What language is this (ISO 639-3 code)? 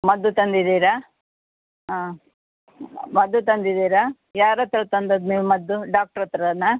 kan